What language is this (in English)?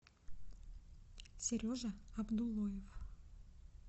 Russian